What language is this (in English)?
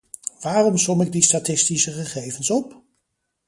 Dutch